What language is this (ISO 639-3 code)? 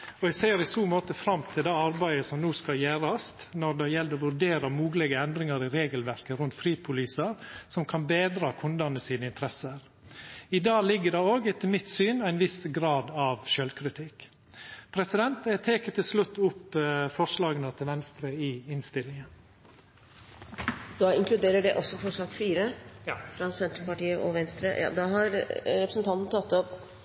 nor